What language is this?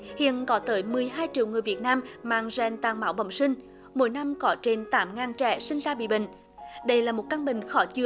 Vietnamese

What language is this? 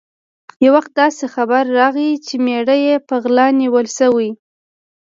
Pashto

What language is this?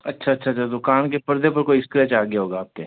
Hindi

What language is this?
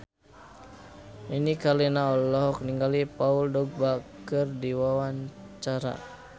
Sundanese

